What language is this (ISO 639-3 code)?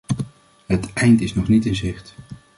nld